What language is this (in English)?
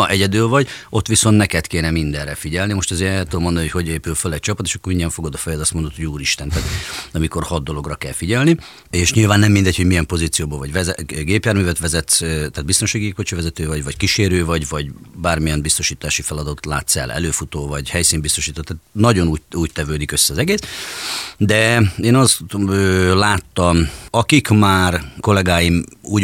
Hungarian